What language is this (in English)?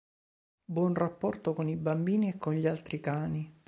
Italian